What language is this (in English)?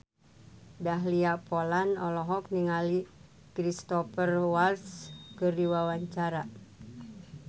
Sundanese